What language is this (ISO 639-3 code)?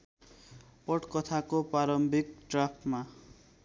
nep